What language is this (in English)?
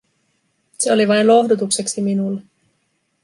Finnish